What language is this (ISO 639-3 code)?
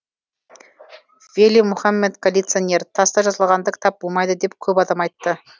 kaz